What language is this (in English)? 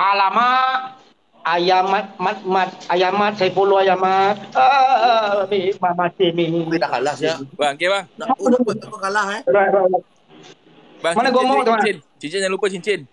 Malay